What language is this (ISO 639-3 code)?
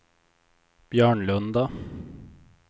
swe